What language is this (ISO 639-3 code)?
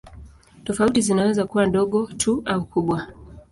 swa